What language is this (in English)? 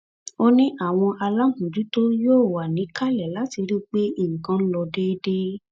Yoruba